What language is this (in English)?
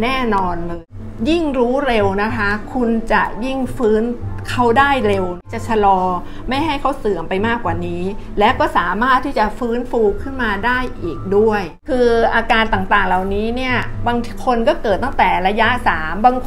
Thai